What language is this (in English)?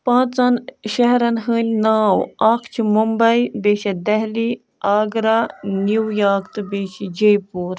Kashmiri